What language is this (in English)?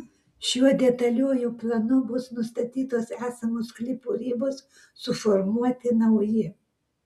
Lithuanian